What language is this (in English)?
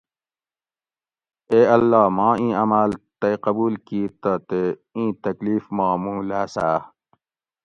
Gawri